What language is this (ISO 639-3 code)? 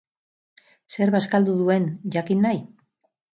eus